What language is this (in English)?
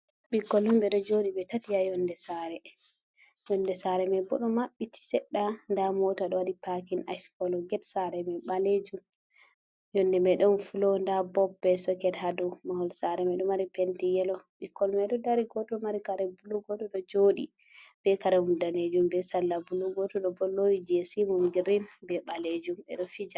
Fula